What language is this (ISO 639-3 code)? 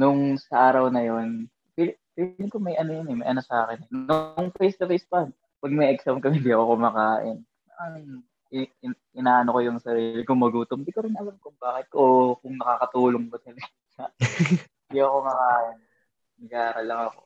fil